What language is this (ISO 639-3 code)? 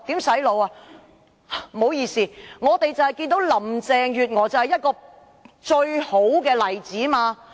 yue